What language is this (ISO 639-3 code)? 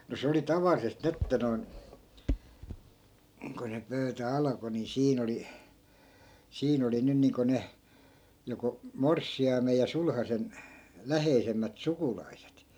fin